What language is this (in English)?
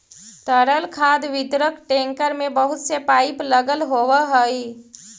Magahi